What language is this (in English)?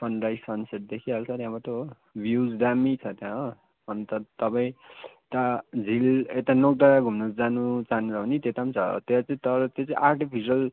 Nepali